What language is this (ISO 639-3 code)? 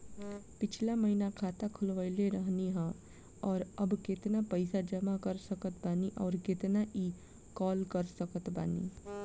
bho